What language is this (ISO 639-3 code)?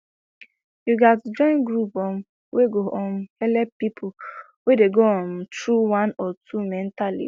pcm